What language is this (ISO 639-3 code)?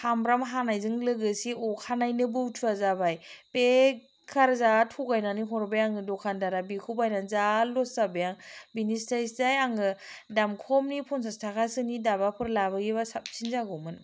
brx